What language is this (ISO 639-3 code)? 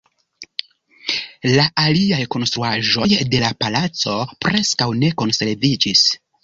epo